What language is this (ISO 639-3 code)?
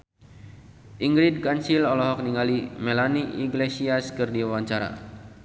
sun